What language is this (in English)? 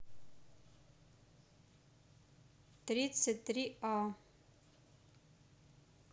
Russian